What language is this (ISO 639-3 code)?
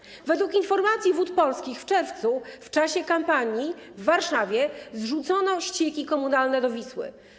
pol